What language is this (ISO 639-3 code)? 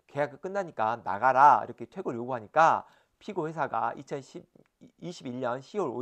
kor